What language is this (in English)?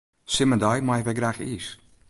Western Frisian